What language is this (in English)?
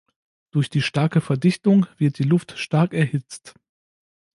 German